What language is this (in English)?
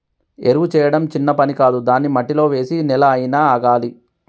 Telugu